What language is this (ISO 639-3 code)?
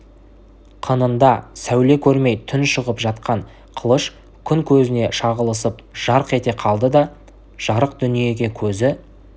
kaz